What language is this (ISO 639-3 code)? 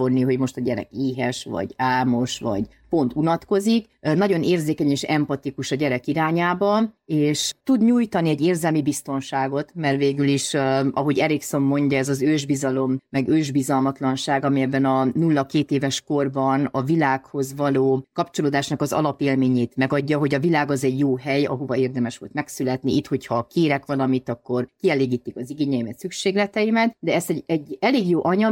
hun